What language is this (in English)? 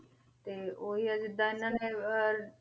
Punjabi